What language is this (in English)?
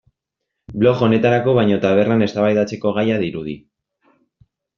Basque